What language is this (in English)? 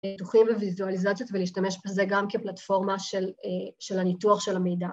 Hebrew